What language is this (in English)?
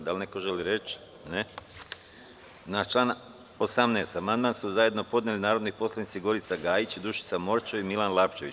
Serbian